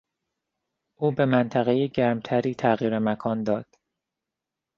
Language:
Persian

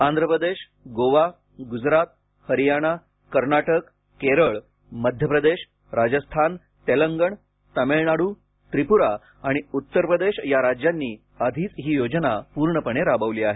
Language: Marathi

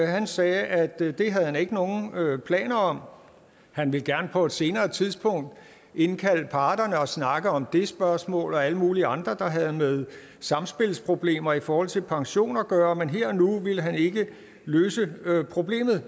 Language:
Danish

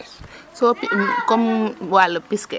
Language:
Serer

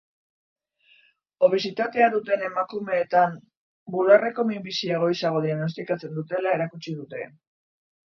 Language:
Basque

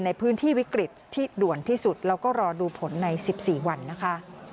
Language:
Thai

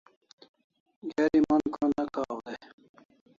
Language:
Kalasha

